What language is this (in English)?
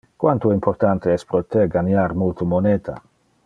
Interlingua